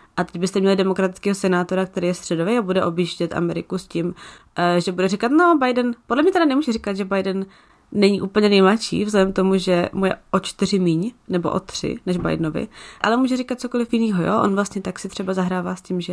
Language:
Czech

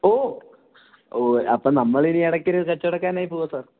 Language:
Malayalam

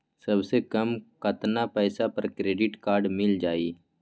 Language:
Magahi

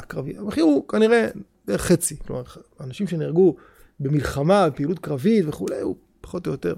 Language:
Hebrew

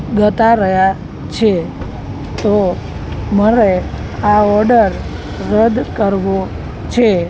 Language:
Gujarati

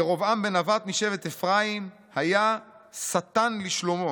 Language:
Hebrew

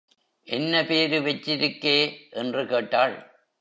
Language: Tamil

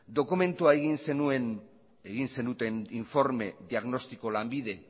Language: Basque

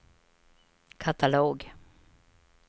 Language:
Swedish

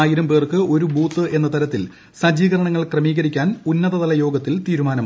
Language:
Malayalam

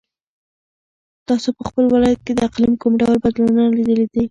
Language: Pashto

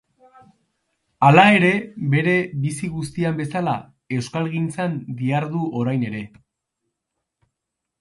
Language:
Basque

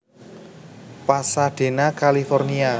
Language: Javanese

